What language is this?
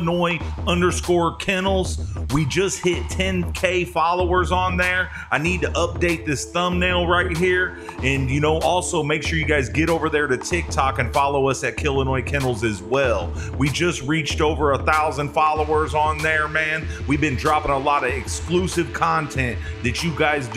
English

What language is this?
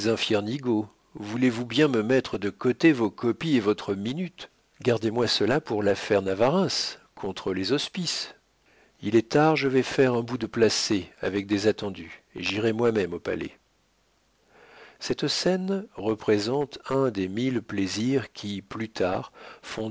French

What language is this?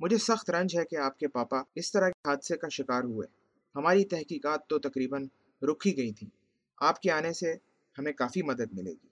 Urdu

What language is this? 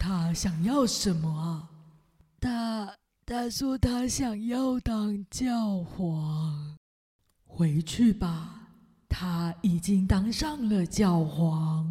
Chinese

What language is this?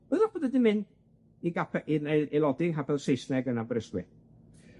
Welsh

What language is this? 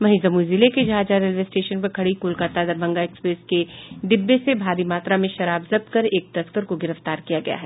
Hindi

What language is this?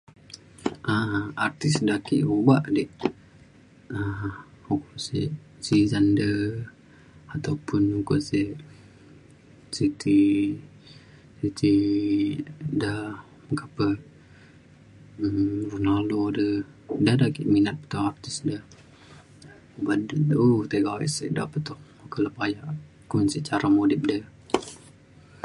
Mainstream Kenyah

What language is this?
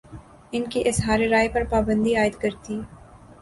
Urdu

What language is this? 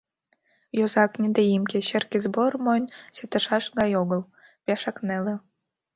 Mari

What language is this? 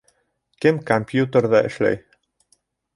Bashkir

